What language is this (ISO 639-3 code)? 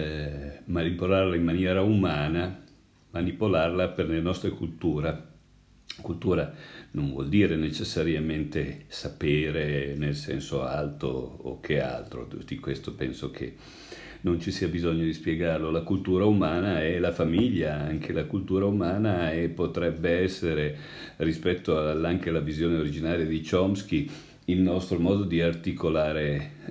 ita